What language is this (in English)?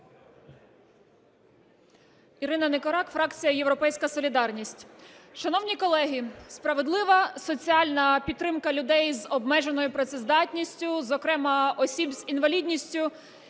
Ukrainian